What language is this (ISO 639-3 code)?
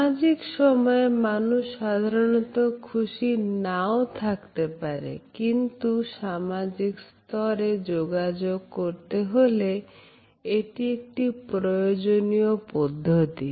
ben